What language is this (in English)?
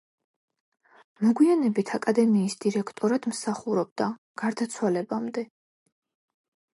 Georgian